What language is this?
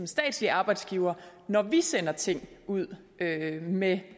Danish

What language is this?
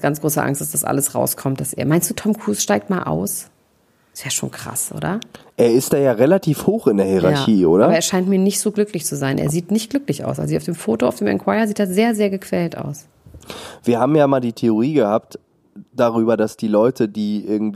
German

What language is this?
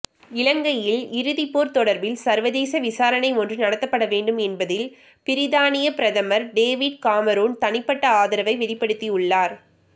Tamil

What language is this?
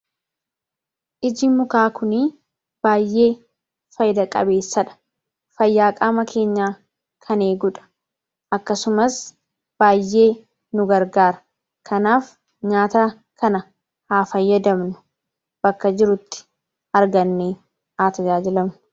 Oromo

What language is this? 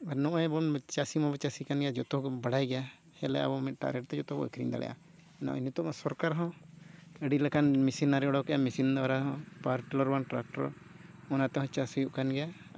Santali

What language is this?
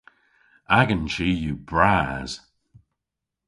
Cornish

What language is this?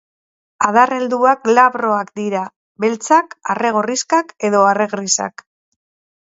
Basque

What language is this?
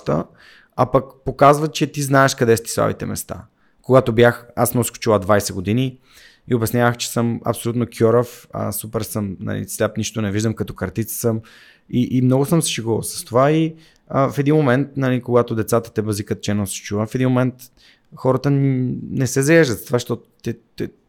Bulgarian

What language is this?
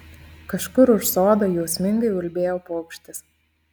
Lithuanian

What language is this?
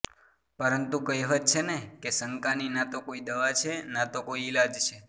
Gujarati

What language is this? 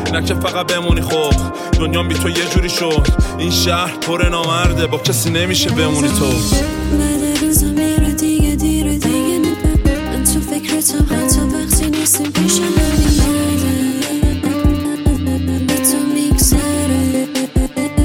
Persian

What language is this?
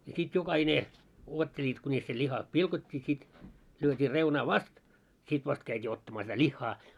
Finnish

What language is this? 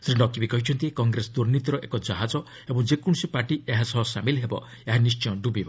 Odia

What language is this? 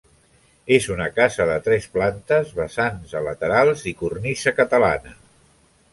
Catalan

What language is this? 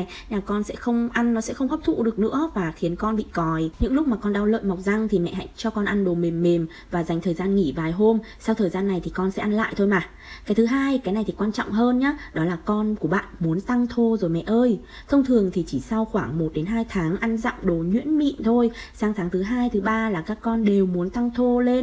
Vietnamese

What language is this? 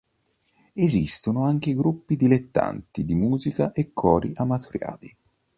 Italian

